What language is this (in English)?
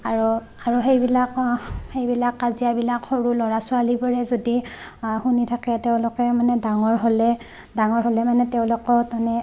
Assamese